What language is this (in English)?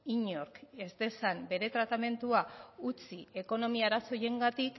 Basque